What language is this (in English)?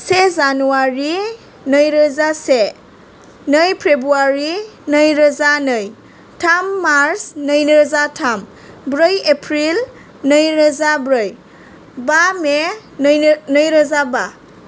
Bodo